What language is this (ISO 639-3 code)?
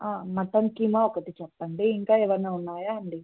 tel